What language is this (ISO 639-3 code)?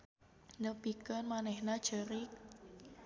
sun